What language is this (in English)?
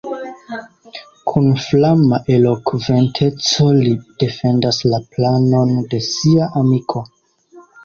Esperanto